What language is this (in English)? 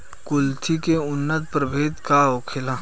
Bhojpuri